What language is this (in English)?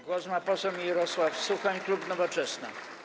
Polish